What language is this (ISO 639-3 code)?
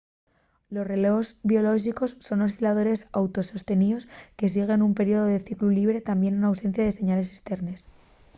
ast